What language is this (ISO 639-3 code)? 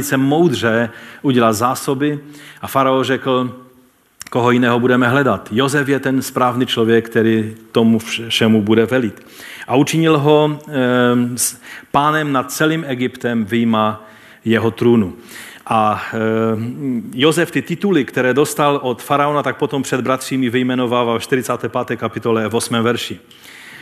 ces